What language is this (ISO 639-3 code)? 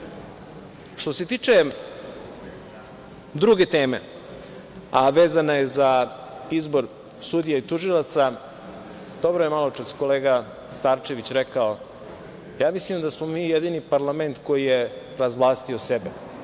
srp